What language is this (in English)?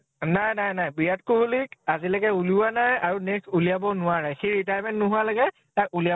Assamese